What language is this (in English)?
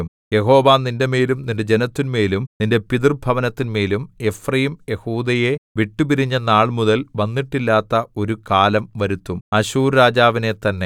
Malayalam